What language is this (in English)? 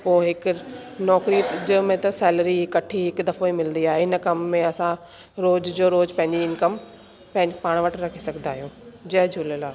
Sindhi